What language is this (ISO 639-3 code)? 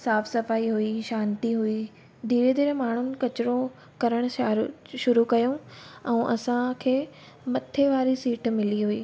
snd